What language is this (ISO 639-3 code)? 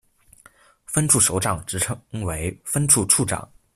zho